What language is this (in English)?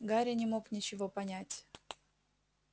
Russian